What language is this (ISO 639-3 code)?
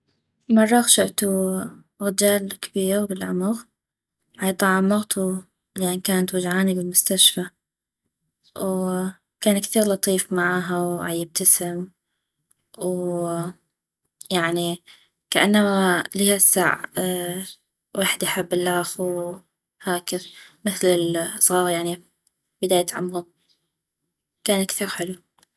ayp